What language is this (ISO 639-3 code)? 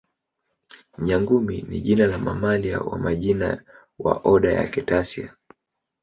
swa